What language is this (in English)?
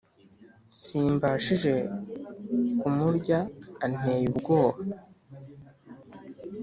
Kinyarwanda